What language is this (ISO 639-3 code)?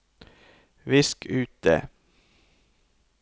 nor